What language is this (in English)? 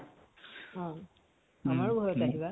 Assamese